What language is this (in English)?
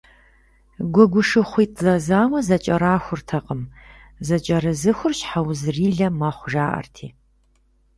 Kabardian